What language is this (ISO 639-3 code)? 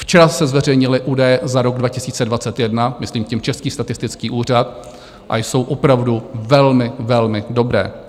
ces